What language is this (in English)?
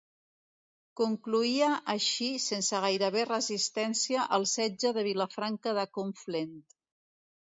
Catalan